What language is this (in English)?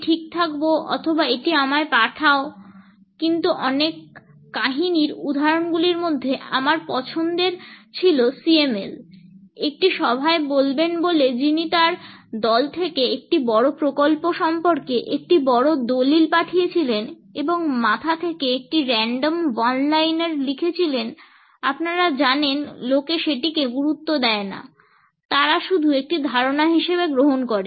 Bangla